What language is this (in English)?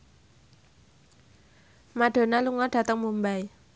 Javanese